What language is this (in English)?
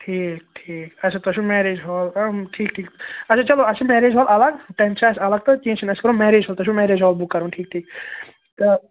Kashmiri